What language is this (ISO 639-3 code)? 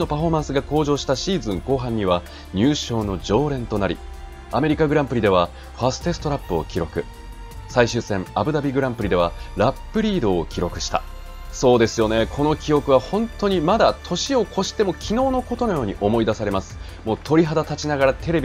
jpn